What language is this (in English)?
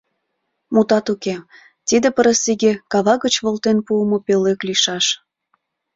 Mari